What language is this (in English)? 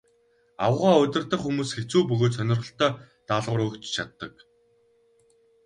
Mongolian